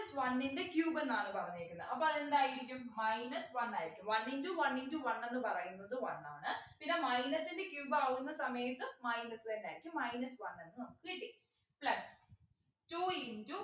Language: Malayalam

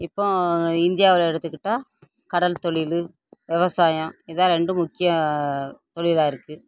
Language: Tamil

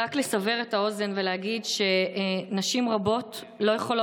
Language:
Hebrew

